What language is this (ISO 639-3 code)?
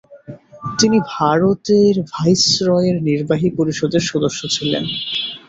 ben